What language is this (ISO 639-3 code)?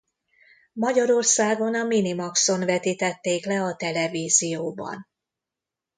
hun